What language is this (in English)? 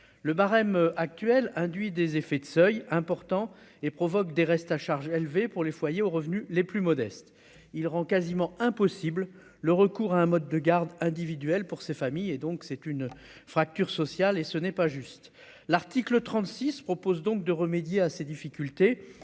French